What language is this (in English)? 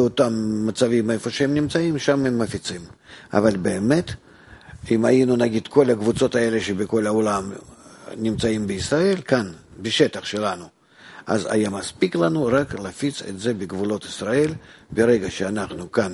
Hebrew